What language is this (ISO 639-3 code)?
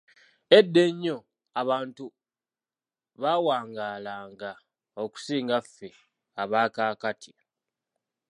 lug